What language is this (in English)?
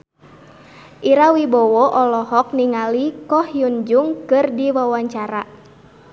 Sundanese